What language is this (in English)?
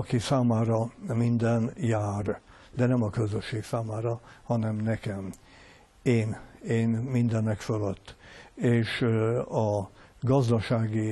Hungarian